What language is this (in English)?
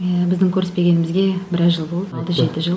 Kazakh